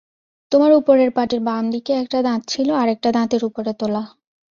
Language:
Bangla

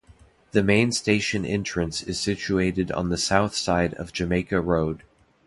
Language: English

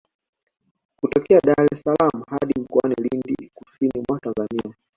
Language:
Swahili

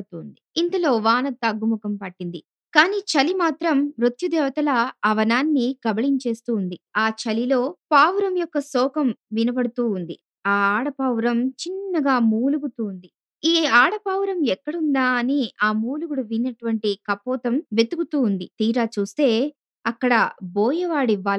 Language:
Telugu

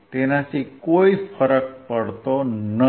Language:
Gujarati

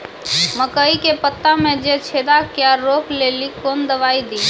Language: Maithili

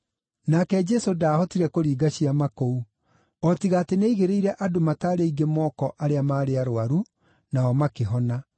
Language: Kikuyu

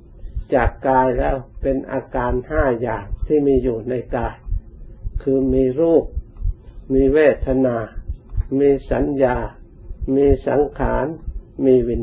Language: Thai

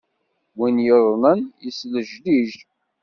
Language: Kabyle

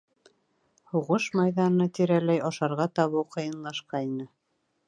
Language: Bashkir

